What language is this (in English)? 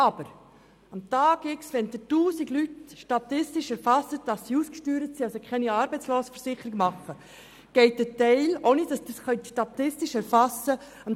Swiss German